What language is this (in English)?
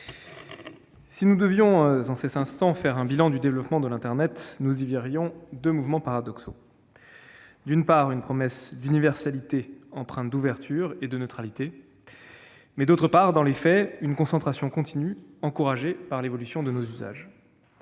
French